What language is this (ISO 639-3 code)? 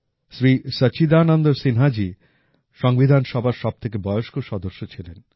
ben